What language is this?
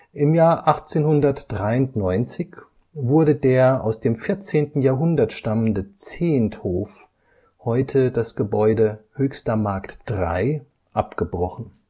German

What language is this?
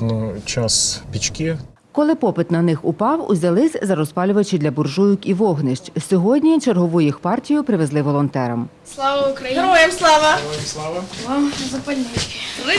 Ukrainian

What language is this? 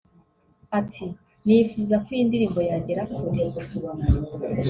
Kinyarwanda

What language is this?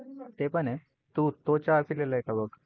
Marathi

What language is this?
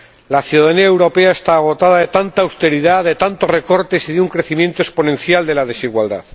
Spanish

